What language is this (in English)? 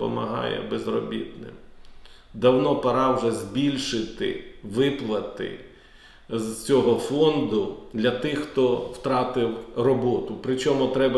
Ukrainian